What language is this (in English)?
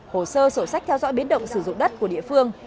Vietnamese